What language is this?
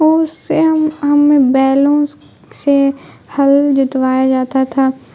Urdu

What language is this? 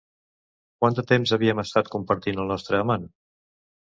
Catalan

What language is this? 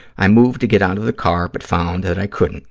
English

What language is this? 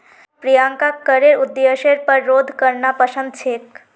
Magahi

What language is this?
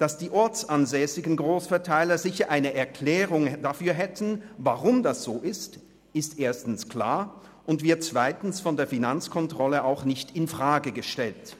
Swiss German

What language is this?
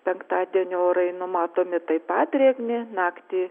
Lithuanian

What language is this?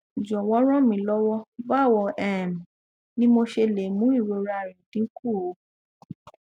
Yoruba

